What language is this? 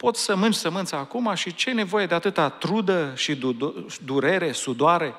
Romanian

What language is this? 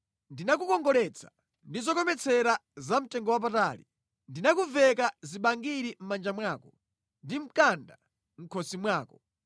Nyanja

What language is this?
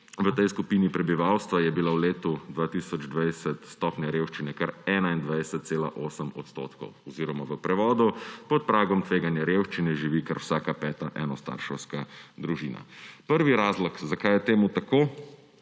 Slovenian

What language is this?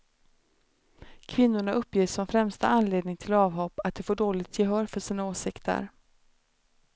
Swedish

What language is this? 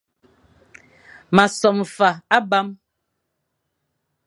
Fang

